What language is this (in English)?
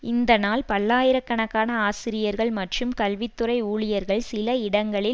Tamil